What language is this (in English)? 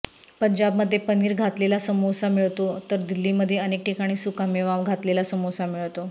Marathi